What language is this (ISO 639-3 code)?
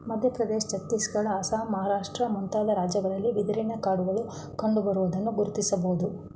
kan